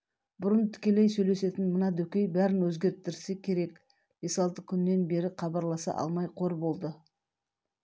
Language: Kazakh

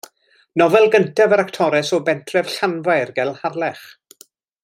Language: Welsh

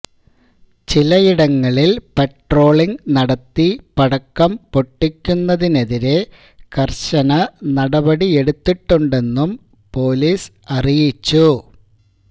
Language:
Malayalam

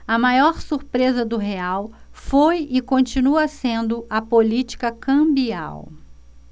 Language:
Portuguese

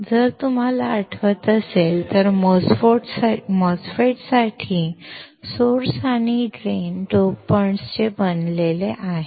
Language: Marathi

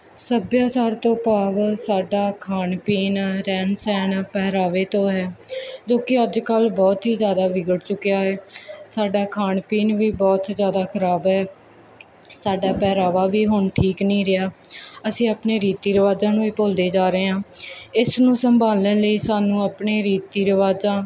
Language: Punjabi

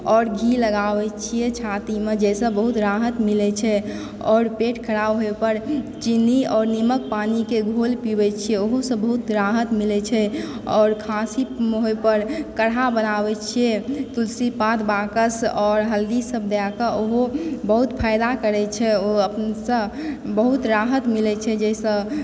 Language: Maithili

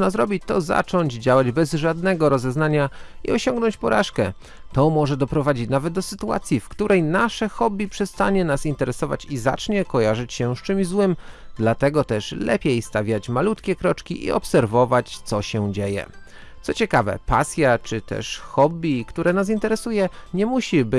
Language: Polish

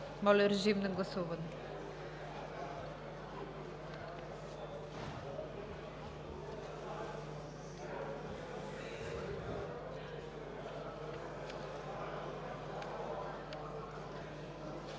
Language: Bulgarian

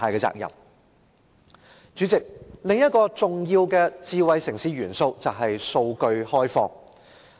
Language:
Cantonese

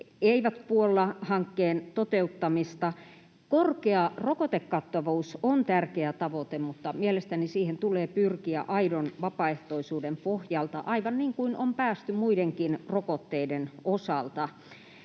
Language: Finnish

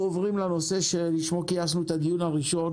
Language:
Hebrew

